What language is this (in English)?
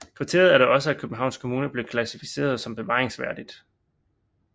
Danish